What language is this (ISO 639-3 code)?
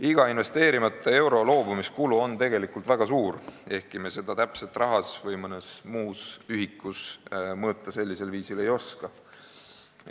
est